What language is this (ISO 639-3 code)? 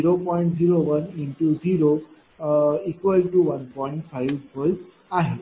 mar